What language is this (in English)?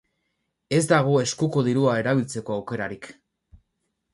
Basque